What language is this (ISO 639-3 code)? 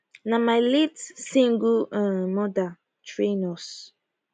pcm